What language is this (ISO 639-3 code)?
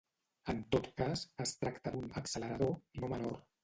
cat